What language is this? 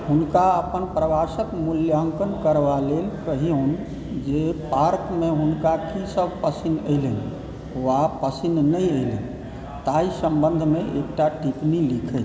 Maithili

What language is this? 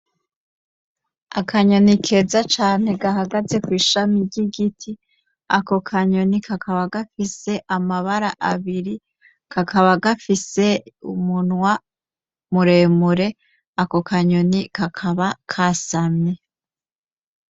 Rundi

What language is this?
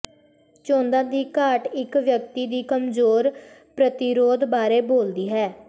Punjabi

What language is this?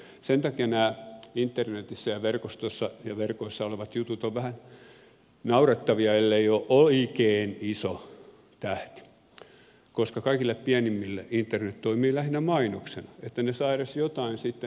Finnish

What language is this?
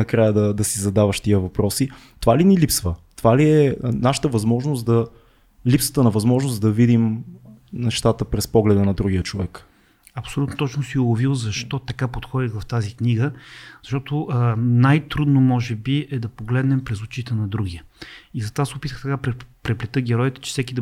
Bulgarian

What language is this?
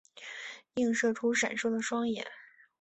Chinese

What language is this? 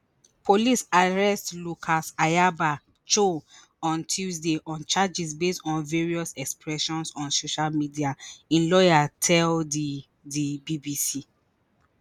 Nigerian Pidgin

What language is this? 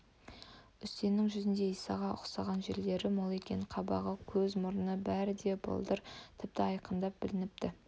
Kazakh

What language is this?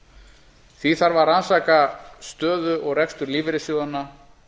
Icelandic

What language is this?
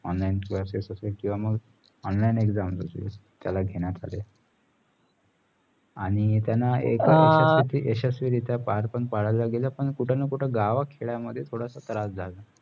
Marathi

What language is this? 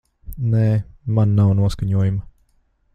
Latvian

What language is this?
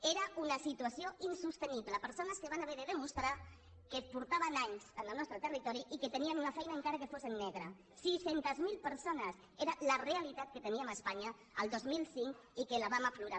Catalan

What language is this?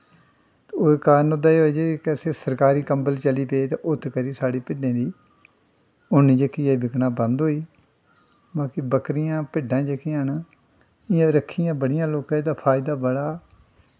Dogri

